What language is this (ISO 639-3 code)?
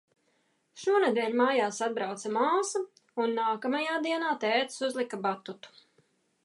lav